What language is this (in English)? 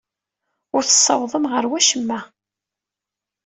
Kabyle